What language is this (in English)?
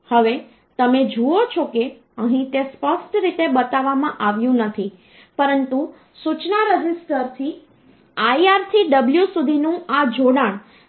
Gujarati